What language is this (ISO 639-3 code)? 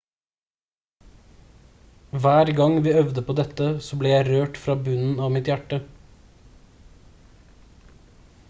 nob